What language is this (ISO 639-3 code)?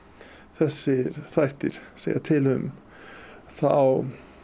isl